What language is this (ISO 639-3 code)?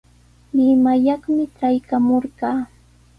qws